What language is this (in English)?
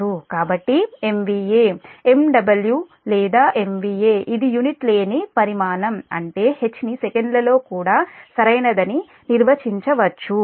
Telugu